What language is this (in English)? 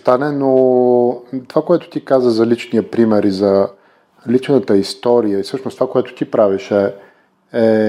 Bulgarian